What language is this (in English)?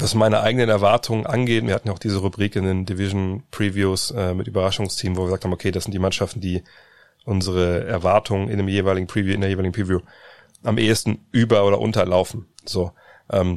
German